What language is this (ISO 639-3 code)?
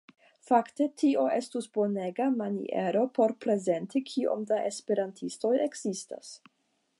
epo